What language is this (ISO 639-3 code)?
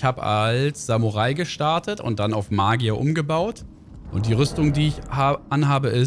deu